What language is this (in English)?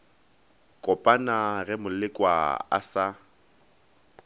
Northern Sotho